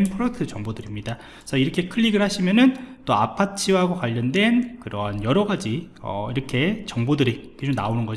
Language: Korean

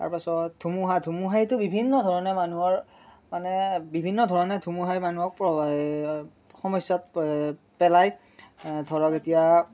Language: Assamese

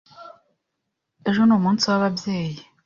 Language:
Kinyarwanda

